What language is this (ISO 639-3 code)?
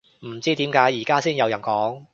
yue